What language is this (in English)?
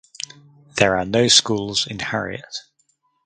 English